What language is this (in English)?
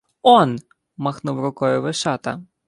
Ukrainian